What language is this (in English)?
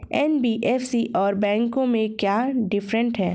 Hindi